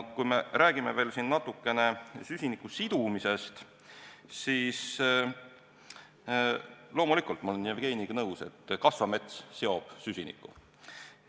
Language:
Estonian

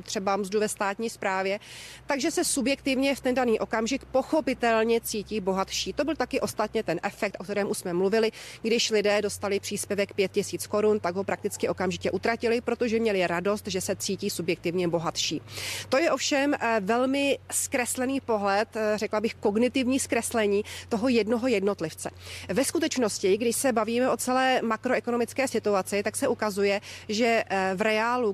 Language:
Czech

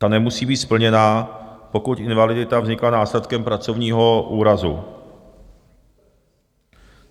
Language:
Czech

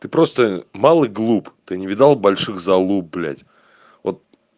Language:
Russian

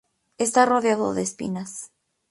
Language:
Spanish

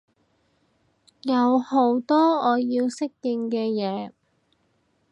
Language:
Cantonese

